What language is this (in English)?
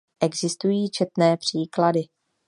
Czech